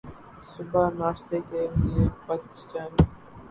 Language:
Urdu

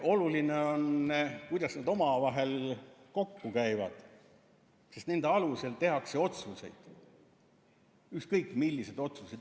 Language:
Estonian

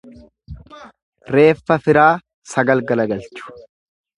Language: Oromo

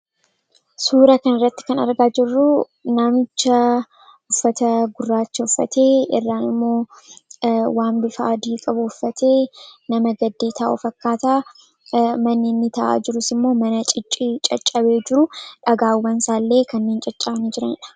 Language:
Oromo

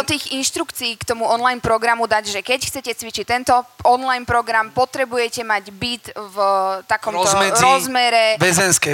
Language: Slovak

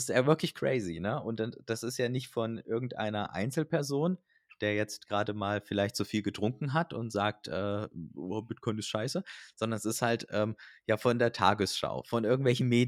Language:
German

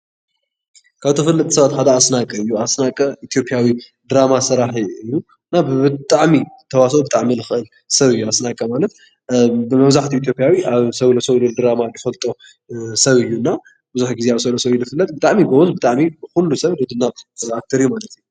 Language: Tigrinya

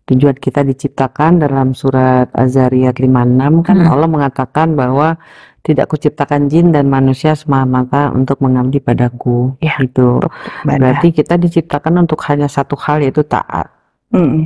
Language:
Indonesian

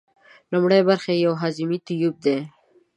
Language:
Pashto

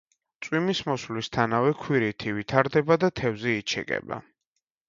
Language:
Georgian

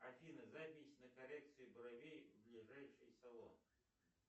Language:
Russian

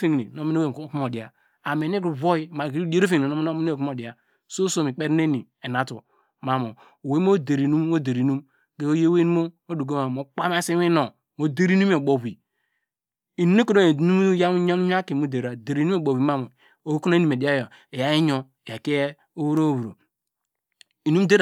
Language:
Degema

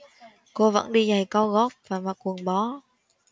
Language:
Vietnamese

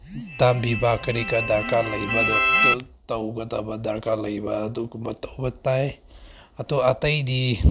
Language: Manipuri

